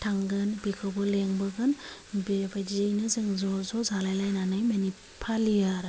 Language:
Bodo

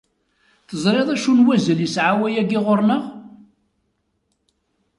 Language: Kabyle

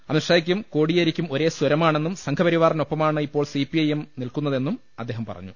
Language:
Malayalam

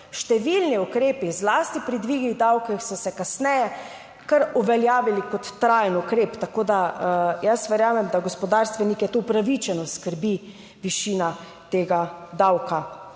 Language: Slovenian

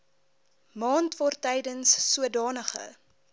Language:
Afrikaans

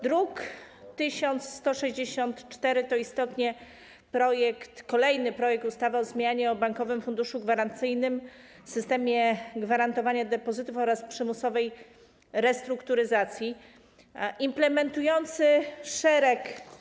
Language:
Polish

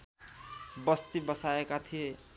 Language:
Nepali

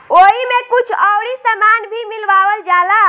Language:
Bhojpuri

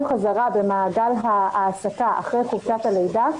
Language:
Hebrew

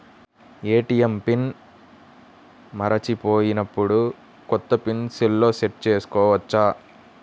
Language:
Telugu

